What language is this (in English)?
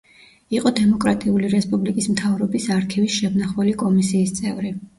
Georgian